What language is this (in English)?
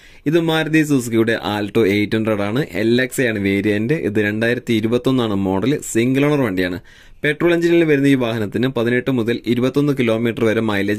Malayalam